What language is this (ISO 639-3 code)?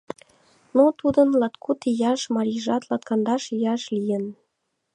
chm